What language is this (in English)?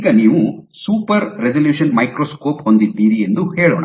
Kannada